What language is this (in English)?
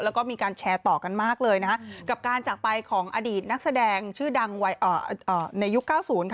Thai